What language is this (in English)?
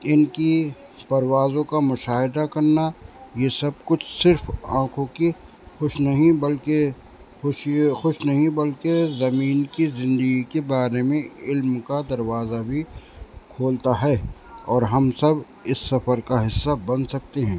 Urdu